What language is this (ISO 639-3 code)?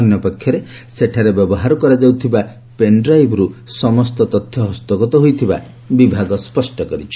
ori